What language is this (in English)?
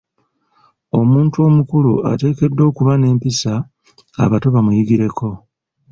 Ganda